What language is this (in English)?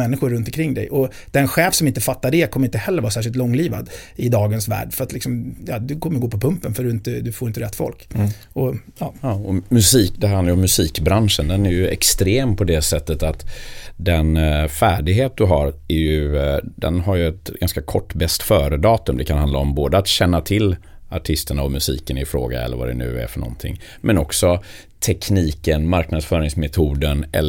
Swedish